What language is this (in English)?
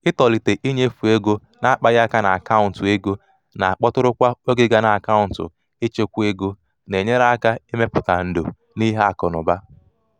Igbo